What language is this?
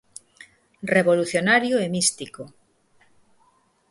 Galician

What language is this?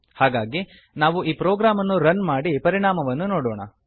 Kannada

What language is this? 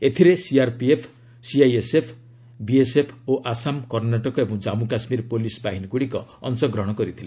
Odia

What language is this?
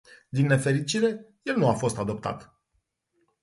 Romanian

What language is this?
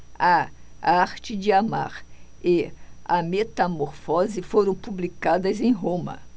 Portuguese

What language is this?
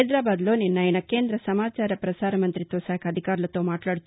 Telugu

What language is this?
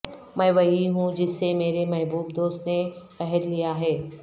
Urdu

